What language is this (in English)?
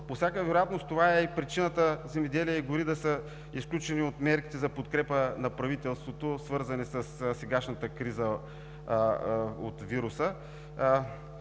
Bulgarian